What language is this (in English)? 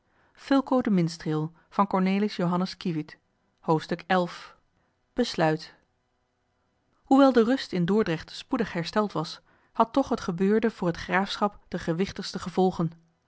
Dutch